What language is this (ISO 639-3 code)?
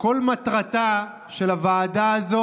heb